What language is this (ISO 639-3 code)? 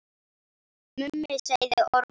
isl